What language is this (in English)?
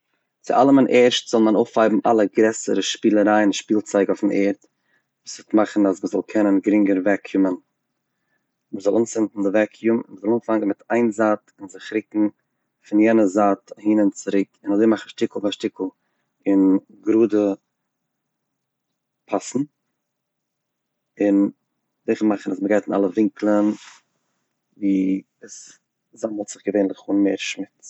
Yiddish